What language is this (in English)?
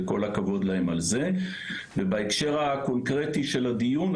Hebrew